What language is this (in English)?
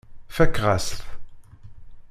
Kabyle